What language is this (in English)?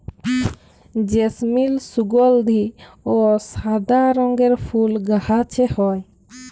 Bangla